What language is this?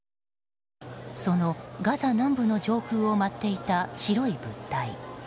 Japanese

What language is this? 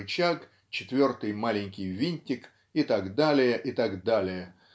Russian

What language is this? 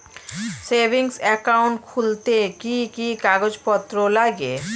Bangla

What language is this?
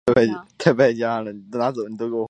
Chinese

